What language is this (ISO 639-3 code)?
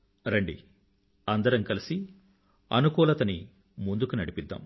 tel